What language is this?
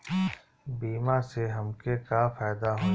Bhojpuri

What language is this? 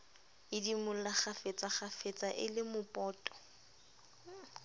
Southern Sotho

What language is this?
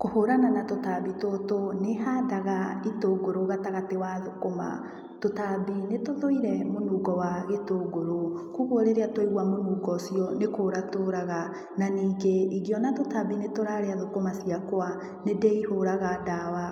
Kikuyu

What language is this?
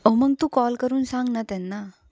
Marathi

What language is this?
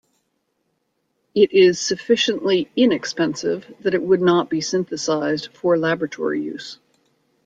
English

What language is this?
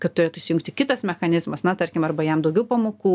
Lithuanian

